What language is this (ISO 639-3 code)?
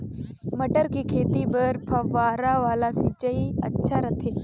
hne